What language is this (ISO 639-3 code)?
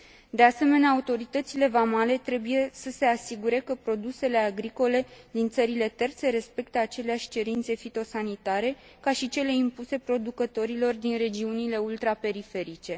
ron